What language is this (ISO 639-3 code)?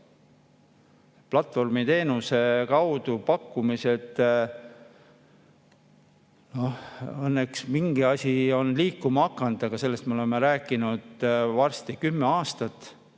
est